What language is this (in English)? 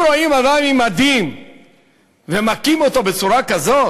Hebrew